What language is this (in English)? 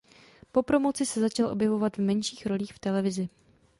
Czech